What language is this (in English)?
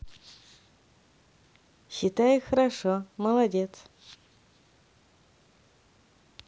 Russian